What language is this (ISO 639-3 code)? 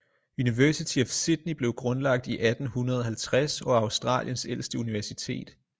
dan